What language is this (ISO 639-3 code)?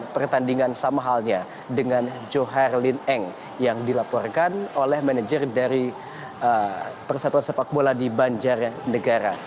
ind